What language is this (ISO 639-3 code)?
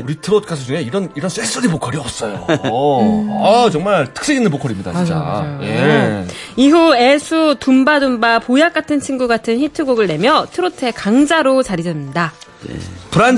kor